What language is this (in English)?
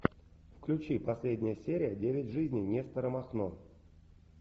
Russian